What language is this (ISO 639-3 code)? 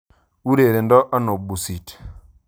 kln